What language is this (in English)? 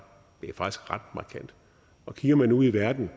Danish